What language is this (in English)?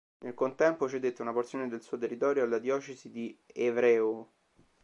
Italian